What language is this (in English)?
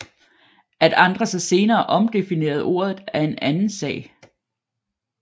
Danish